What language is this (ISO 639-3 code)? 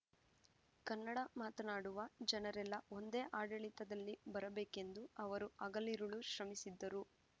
kan